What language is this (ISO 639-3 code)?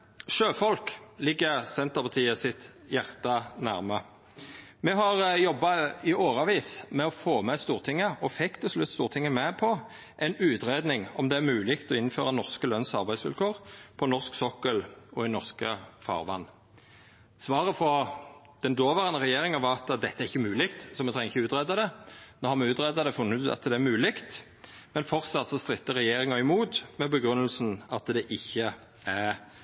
nno